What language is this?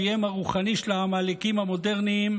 Hebrew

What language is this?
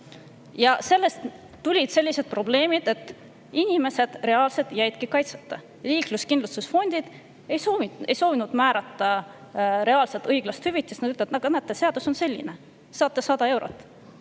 Estonian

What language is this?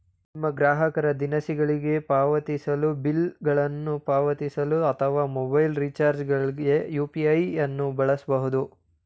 Kannada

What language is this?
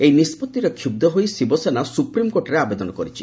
Odia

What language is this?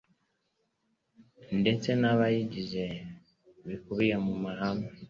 Kinyarwanda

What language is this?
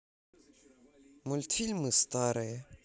Russian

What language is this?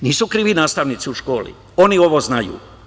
Serbian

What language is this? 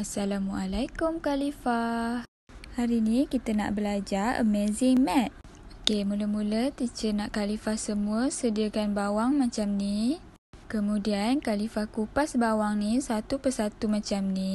Malay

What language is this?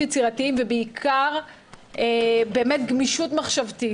Hebrew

